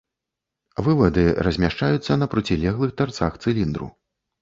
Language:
Belarusian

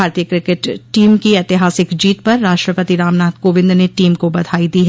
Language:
Hindi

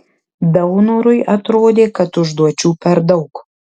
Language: Lithuanian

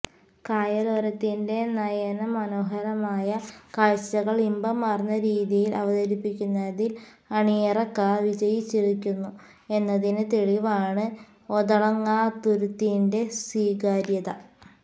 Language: Malayalam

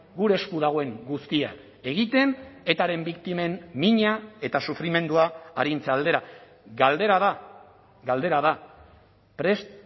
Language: Basque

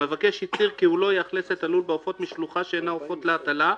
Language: Hebrew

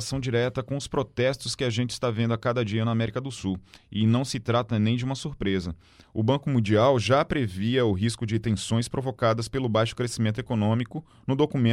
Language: Portuguese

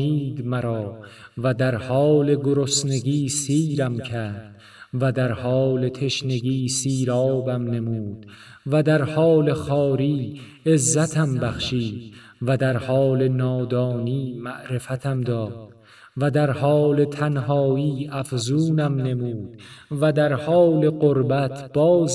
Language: Persian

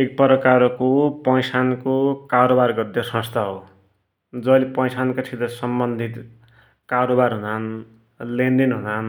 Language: Dotyali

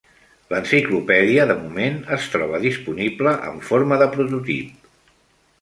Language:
Catalan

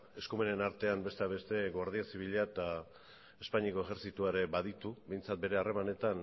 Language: Basque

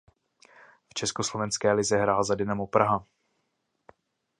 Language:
Czech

